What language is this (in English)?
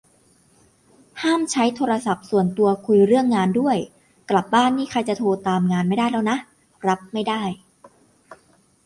Thai